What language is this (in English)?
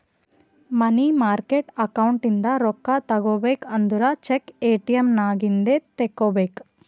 Kannada